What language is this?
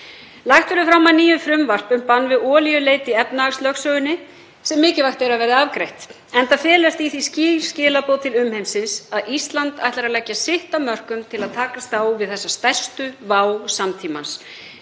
Icelandic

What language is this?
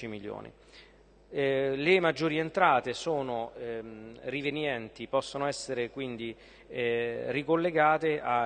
Italian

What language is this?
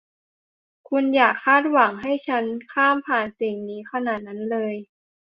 Thai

